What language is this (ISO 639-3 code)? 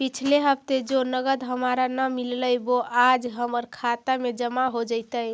mag